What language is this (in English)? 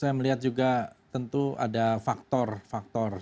Indonesian